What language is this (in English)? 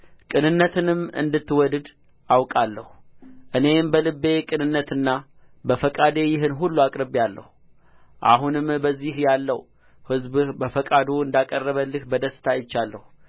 Amharic